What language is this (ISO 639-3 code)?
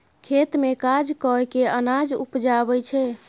mai